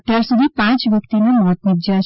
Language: Gujarati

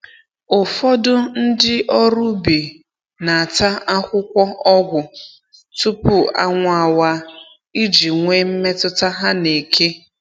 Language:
Igbo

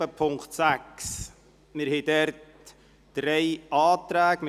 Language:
Swiss German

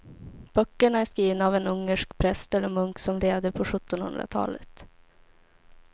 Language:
Swedish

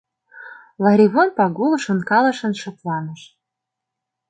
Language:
Mari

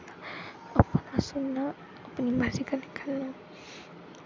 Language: Dogri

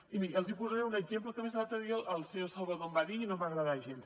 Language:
Catalan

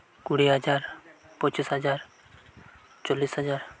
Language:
Santali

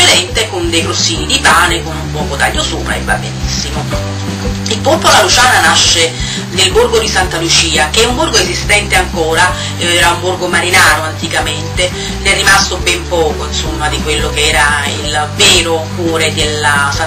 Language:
Italian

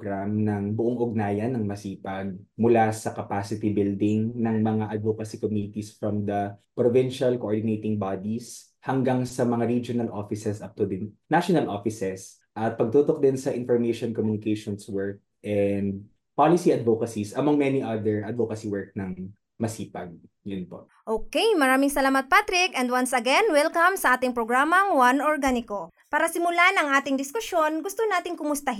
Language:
Filipino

